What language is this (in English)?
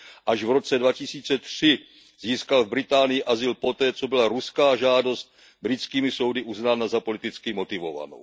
Czech